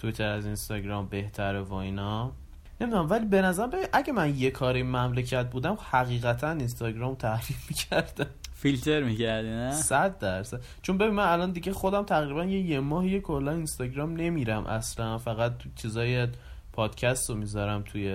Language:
Persian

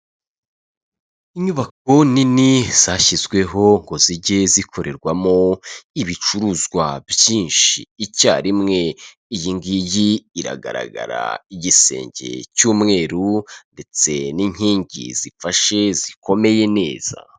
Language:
Kinyarwanda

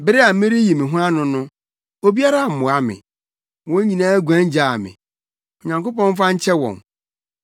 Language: Akan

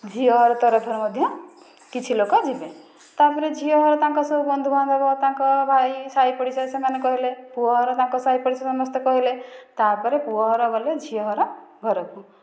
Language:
Odia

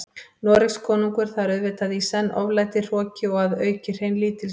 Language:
Icelandic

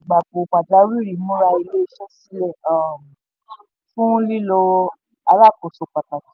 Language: Yoruba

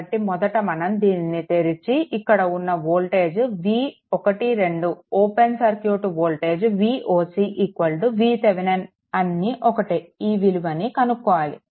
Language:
Telugu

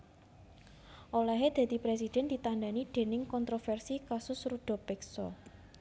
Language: Javanese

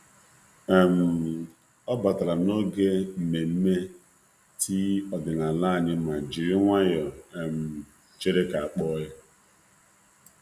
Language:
Igbo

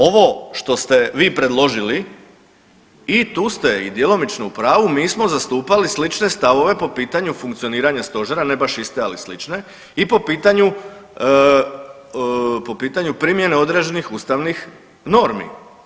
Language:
Croatian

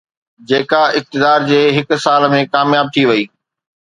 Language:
Sindhi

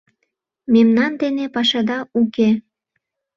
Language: Mari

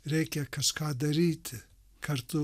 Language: Lithuanian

